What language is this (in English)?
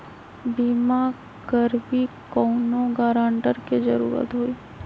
Magahi